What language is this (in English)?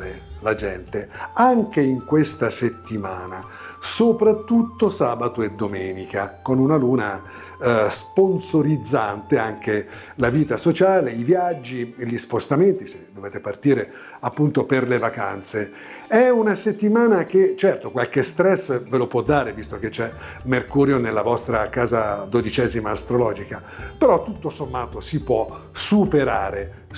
Italian